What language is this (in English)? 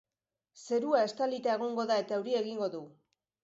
Basque